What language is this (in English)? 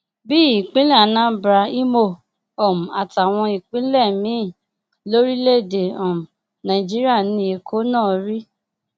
Yoruba